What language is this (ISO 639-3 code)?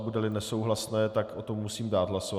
ces